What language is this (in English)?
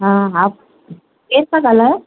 Sindhi